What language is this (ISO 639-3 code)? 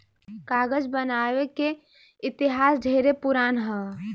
bho